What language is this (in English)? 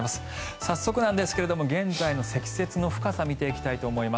Japanese